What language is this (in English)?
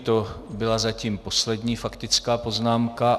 Czech